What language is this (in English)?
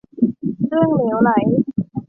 Thai